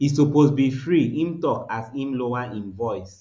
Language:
Nigerian Pidgin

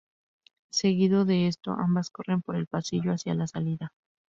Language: Spanish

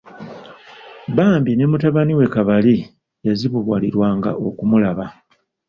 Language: Ganda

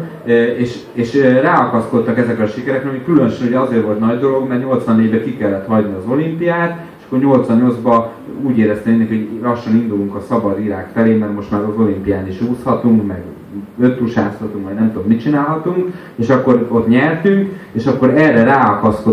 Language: Hungarian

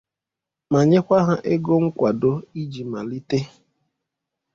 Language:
Igbo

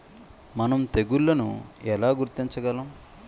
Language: Telugu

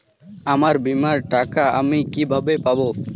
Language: Bangla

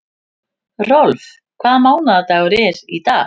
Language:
Icelandic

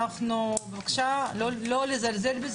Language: Hebrew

